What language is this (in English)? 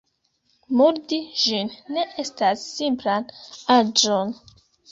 Esperanto